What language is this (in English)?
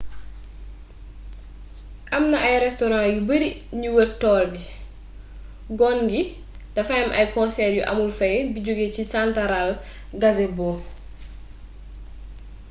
Wolof